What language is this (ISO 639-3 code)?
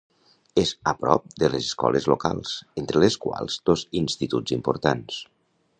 cat